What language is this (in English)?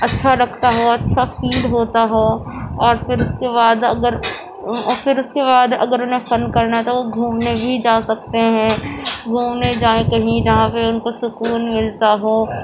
Urdu